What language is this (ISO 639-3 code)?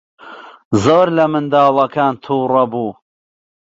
ckb